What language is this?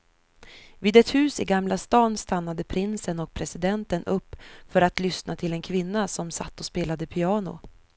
Swedish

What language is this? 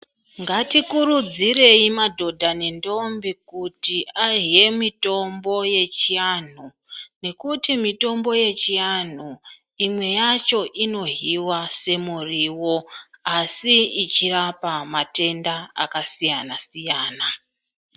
Ndau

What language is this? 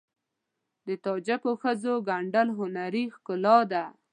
Pashto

